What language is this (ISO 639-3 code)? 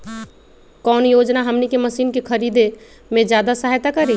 mag